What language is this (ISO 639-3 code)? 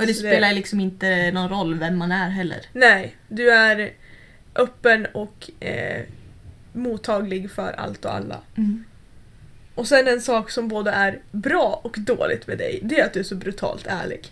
swe